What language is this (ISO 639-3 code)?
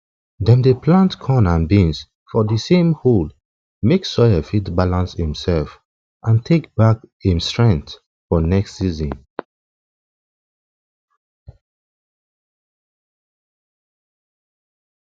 pcm